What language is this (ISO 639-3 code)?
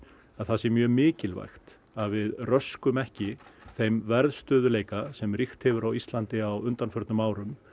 isl